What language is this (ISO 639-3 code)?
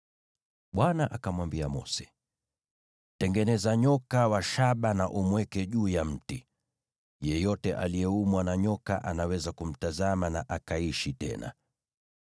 swa